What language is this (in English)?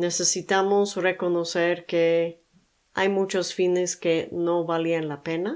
Spanish